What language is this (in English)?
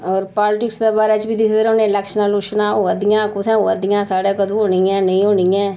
Dogri